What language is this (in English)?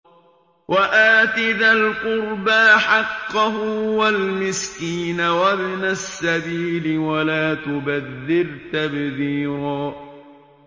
Arabic